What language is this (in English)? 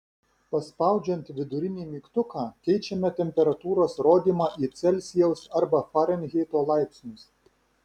Lithuanian